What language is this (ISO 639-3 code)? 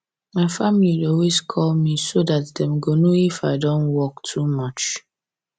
pcm